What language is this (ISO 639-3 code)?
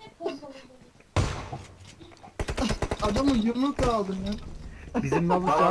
tur